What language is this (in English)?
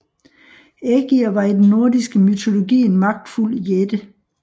Danish